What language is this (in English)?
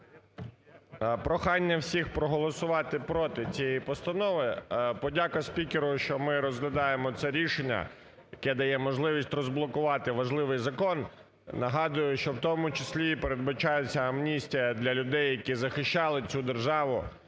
Ukrainian